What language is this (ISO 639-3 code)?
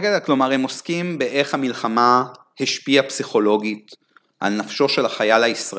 heb